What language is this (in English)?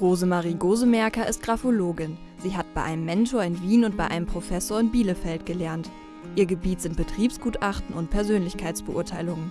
German